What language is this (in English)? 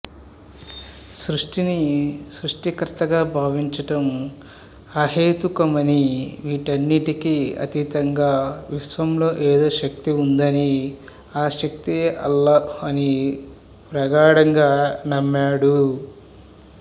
Telugu